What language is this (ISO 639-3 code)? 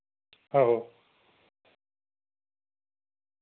doi